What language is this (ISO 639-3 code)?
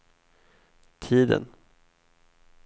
swe